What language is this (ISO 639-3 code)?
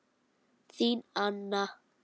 isl